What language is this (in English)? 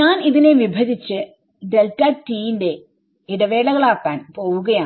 Malayalam